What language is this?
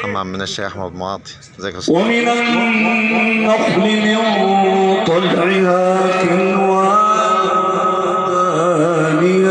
Arabic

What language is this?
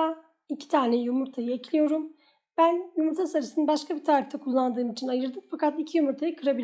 Turkish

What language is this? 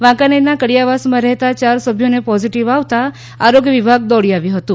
Gujarati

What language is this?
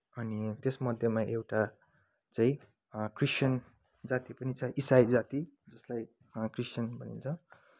Nepali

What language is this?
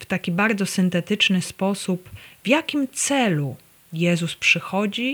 Polish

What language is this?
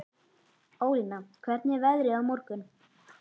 Icelandic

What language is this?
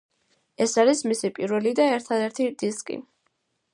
Georgian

